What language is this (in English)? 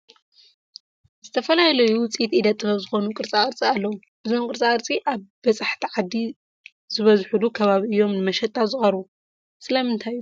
Tigrinya